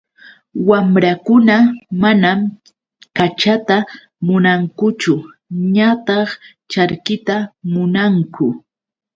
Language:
Yauyos Quechua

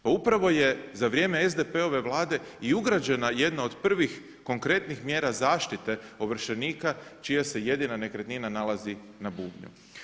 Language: Croatian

